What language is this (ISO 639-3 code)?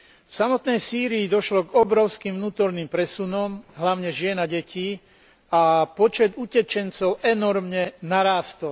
slk